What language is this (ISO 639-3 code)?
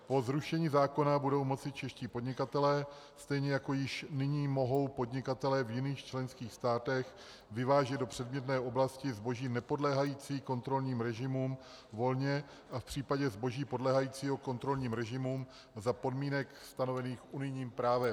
ces